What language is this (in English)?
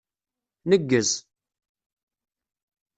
Kabyle